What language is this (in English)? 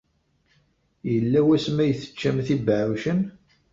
Kabyle